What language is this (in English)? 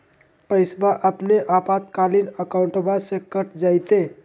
Magahi